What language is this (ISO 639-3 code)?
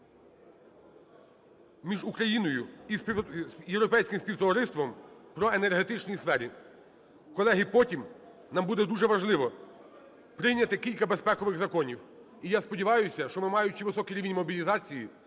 ukr